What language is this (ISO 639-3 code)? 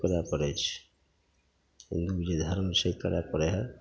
mai